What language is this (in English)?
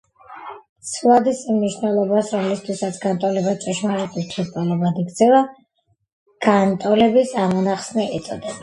Georgian